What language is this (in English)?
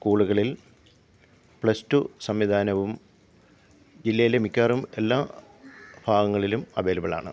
Malayalam